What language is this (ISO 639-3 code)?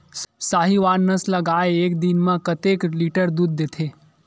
hne